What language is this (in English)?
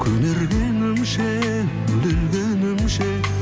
Kazakh